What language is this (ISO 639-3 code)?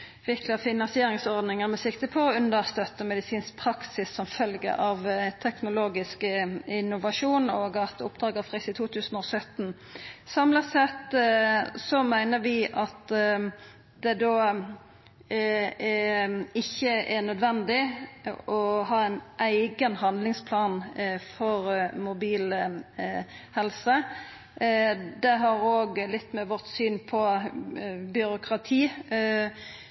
nno